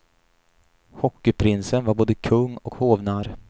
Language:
Swedish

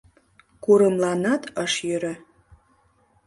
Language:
Mari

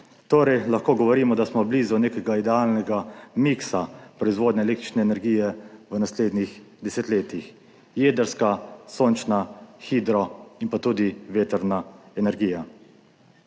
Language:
Slovenian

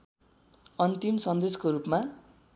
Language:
Nepali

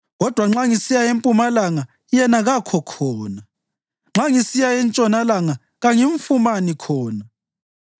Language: North Ndebele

